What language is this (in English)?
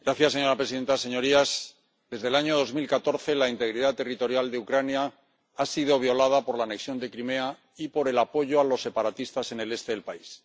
Spanish